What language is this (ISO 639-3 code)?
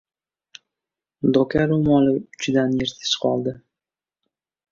uzb